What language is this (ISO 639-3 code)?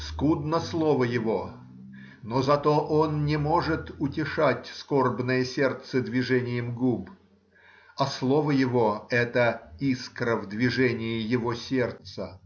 rus